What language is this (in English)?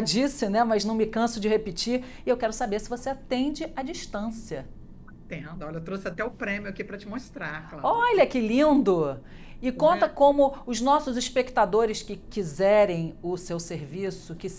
Portuguese